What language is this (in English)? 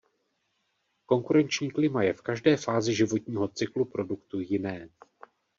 Czech